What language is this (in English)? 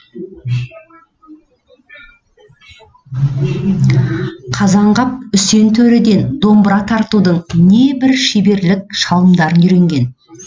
Kazakh